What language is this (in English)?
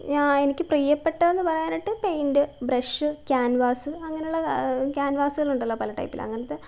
Malayalam